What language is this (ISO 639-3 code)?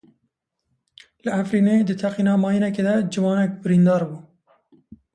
kur